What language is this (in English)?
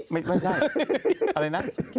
Thai